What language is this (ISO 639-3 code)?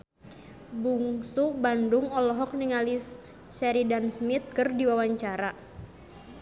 sun